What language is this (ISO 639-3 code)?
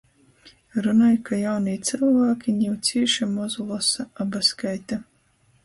ltg